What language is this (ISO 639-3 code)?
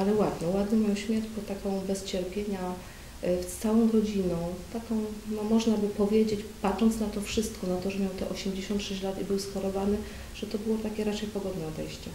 pol